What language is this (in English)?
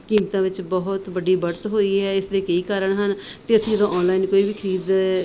Punjabi